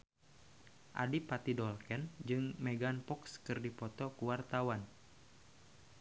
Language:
Sundanese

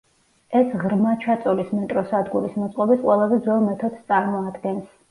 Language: Georgian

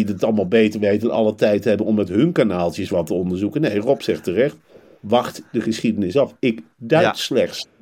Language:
Dutch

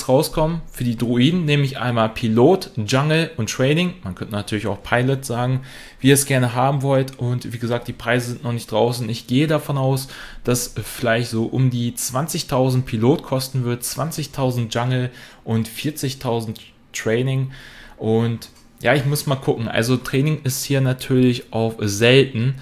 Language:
German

